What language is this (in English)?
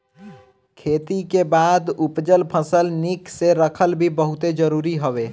Bhojpuri